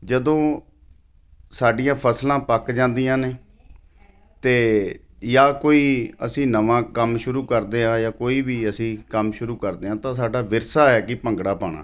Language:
Punjabi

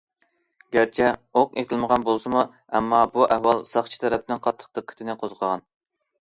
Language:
Uyghur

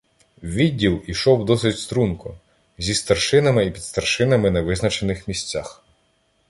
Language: Ukrainian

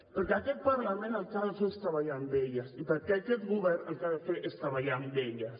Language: Catalan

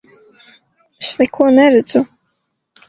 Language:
Latvian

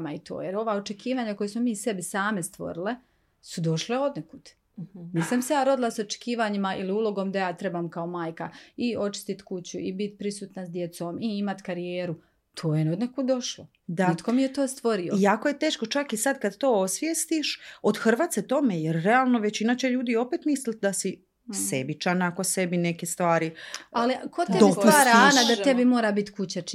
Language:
Croatian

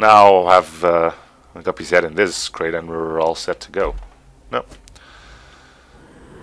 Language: English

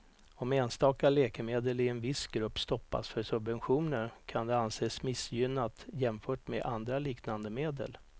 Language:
Swedish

